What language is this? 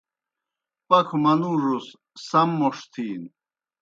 Kohistani Shina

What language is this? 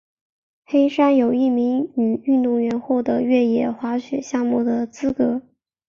Chinese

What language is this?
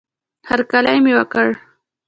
Pashto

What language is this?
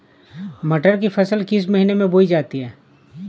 Hindi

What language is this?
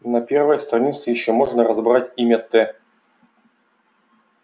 Russian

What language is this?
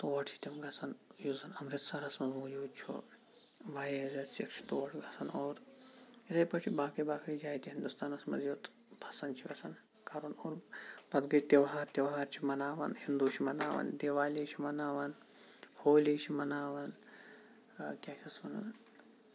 Kashmiri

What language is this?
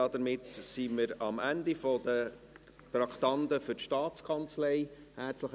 Swiss German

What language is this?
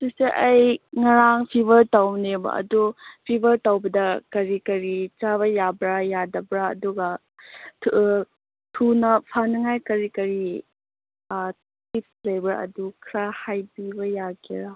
Manipuri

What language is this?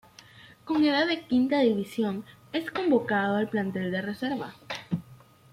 Spanish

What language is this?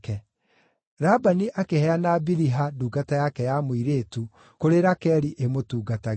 Kikuyu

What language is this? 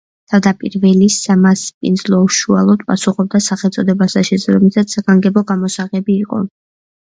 Georgian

